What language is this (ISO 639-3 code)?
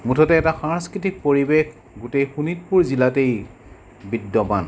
asm